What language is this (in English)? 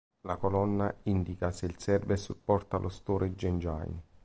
Italian